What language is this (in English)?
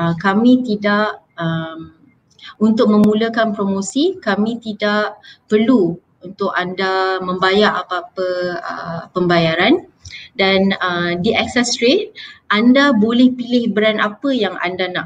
Malay